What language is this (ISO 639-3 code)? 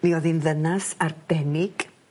cym